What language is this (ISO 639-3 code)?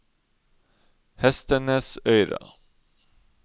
nor